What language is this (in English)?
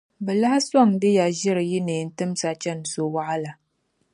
Dagbani